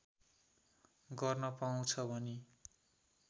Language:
Nepali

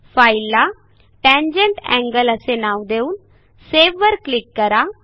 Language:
Marathi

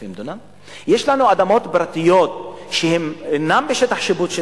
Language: Hebrew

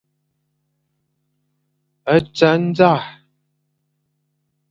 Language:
Fang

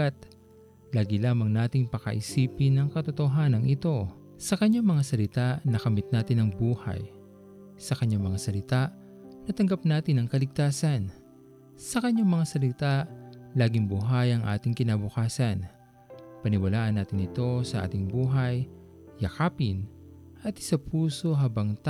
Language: Filipino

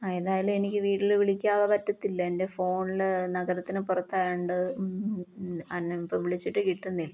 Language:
Malayalam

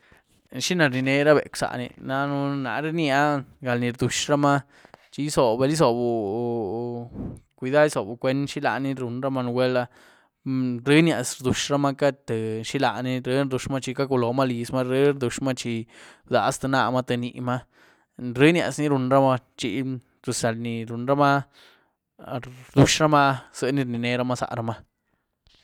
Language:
Güilá Zapotec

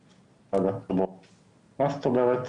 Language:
Hebrew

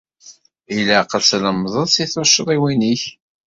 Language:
Kabyle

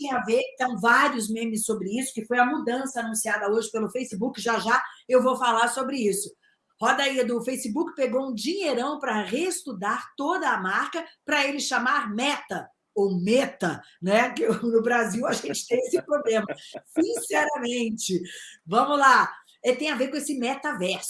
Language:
Portuguese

